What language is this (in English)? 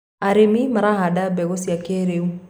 Kikuyu